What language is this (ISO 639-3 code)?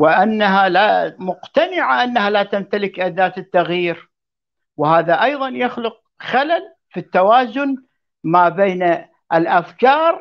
ara